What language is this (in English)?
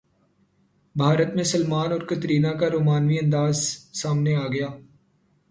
Urdu